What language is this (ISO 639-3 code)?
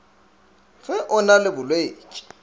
nso